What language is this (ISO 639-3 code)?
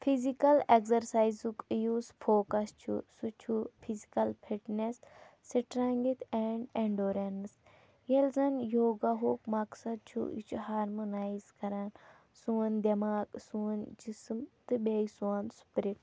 kas